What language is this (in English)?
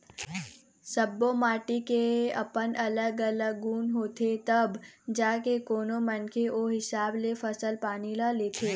Chhattisgarhi